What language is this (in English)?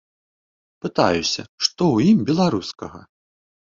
Belarusian